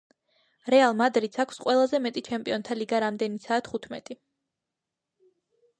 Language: Georgian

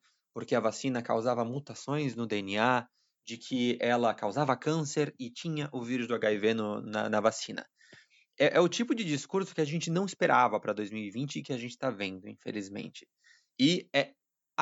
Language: Portuguese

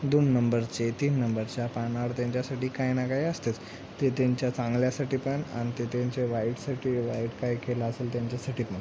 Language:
Marathi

